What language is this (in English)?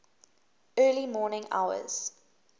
English